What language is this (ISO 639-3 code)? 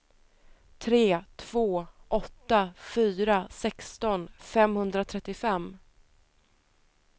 swe